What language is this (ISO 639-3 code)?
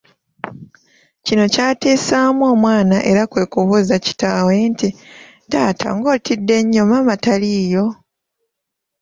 lug